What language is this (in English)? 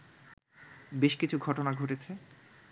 Bangla